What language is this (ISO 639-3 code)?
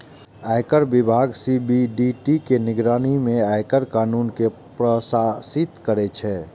mai